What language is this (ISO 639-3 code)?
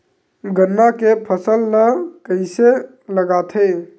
hne